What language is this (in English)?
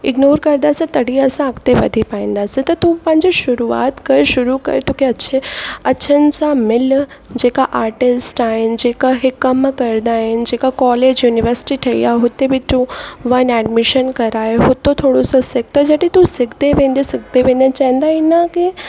Sindhi